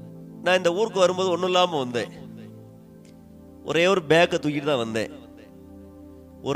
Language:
Tamil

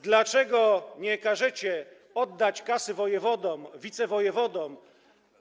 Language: Polish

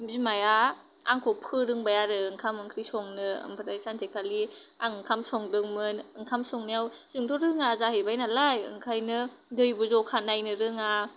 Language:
Bodo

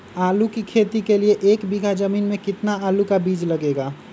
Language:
Magahi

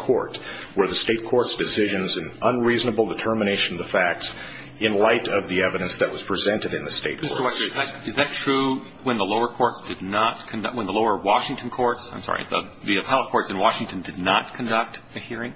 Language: English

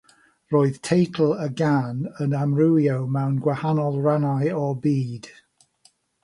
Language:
Welsh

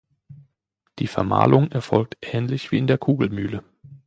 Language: German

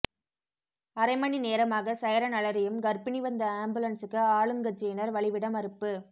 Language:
Tamil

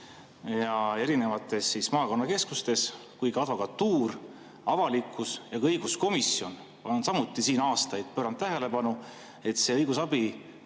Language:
Estonian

